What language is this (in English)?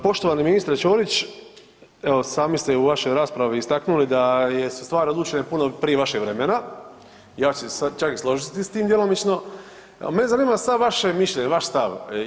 Croatian